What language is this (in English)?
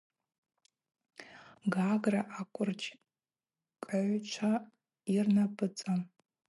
Abaza